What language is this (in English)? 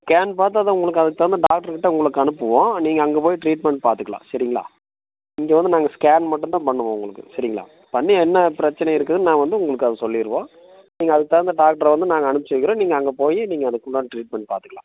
Tamil